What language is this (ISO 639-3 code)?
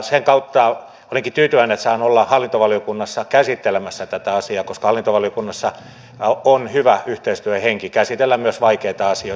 fin